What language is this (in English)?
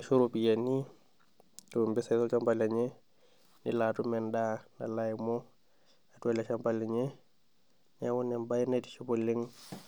Masai